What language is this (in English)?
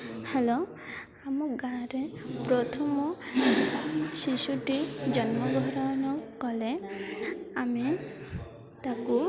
Odia